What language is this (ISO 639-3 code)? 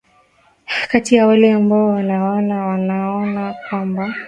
swa